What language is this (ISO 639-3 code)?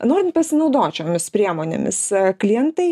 lit